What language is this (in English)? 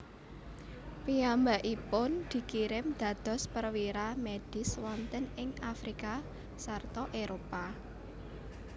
Javanese